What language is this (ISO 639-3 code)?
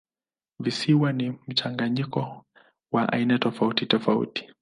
swa